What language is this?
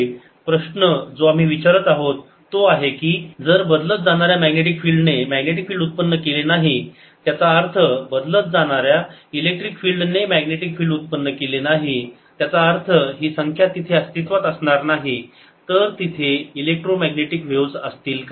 Marathi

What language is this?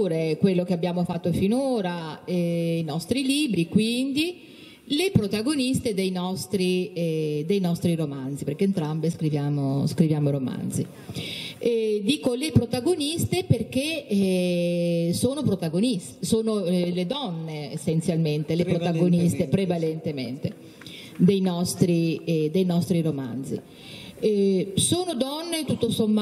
Italian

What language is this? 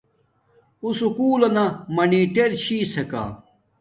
Domaaki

